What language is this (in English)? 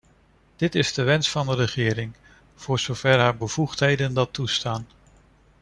Dutch